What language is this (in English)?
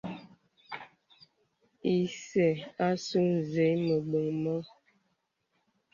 Bebele